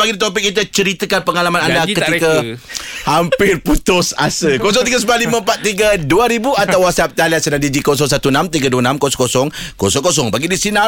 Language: Malay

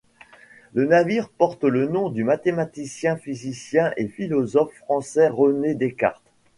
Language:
French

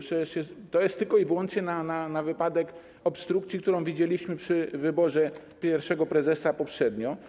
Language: Polish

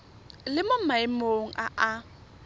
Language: Tswana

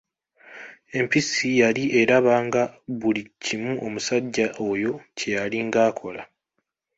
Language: Ganda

